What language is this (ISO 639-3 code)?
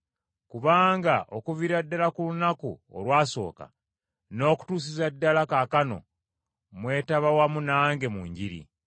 lug